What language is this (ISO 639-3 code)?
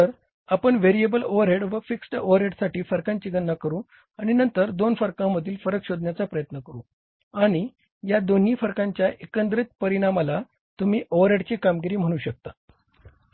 mar